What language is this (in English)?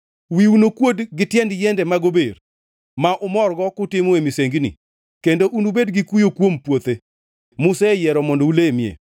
Luo (Kenya and Tanzania)